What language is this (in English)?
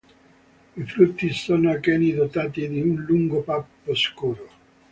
Italian